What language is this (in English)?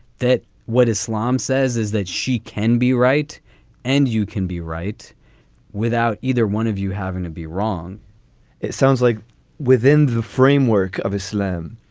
English